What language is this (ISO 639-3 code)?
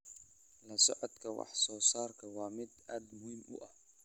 som